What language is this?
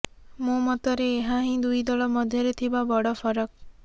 Odia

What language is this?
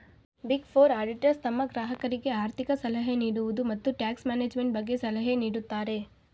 Kannada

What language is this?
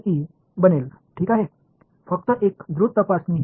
Tamil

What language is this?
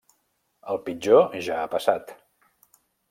Catalan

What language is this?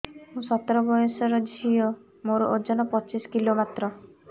Odia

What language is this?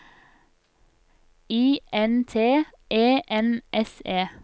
Norwegian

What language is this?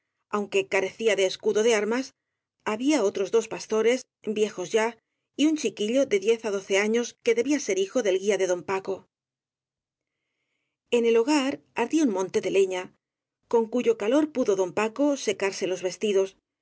Spanish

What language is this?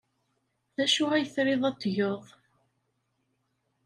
Kabyle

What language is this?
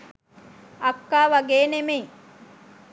Sinhala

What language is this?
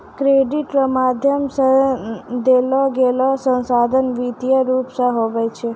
Maithili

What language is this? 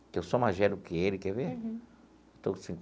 Portuguese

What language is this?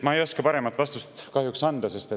Estonian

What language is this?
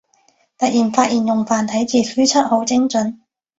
Cantonese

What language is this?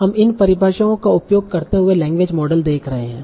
Hindi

